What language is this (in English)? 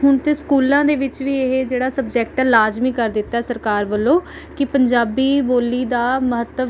Punjabi